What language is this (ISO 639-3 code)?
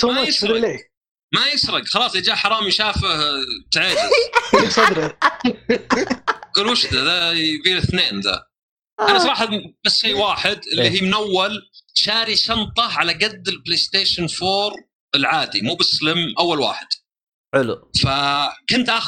ara